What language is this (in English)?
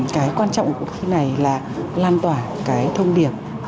Vietnamese